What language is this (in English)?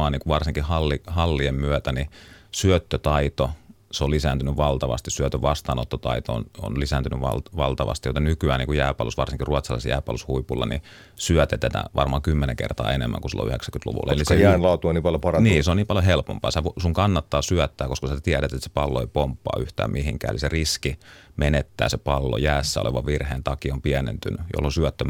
Finnish